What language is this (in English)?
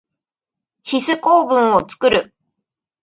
Japanese